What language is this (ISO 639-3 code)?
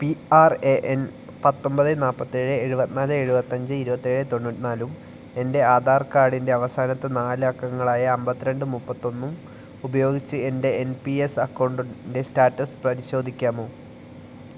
mal